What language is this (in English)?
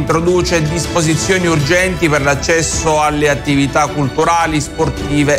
Italian